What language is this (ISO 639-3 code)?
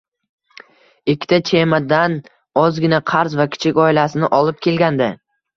uzb